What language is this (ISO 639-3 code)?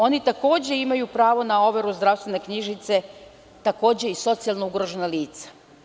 srp